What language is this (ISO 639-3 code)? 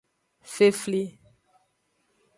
ajg